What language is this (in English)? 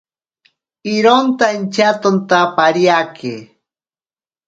Ashéninka Perené